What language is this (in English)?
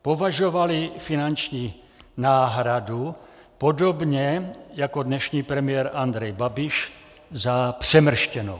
Czech